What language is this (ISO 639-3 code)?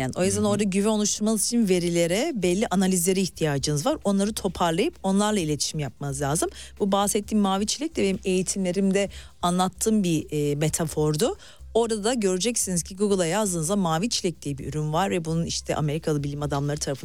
tur